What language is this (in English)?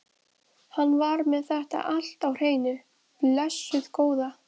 Icelandic